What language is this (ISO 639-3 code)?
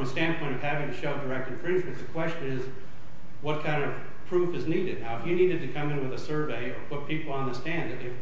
eng